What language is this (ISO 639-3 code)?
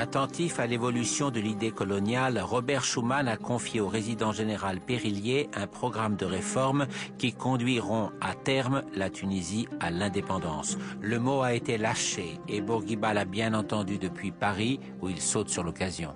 fra